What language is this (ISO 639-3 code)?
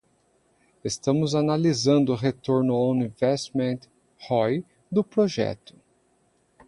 por